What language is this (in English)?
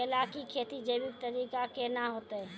Maithili